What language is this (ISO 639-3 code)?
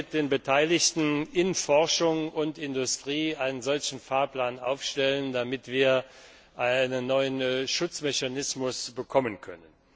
deu